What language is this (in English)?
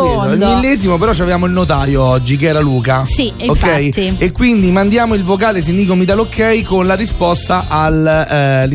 Italian